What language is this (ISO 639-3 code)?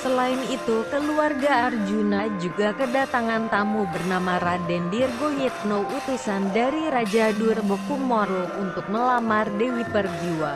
ind